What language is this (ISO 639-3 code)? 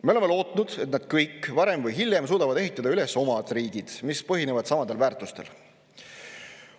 est